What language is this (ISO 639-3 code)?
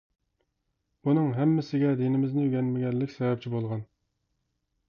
uig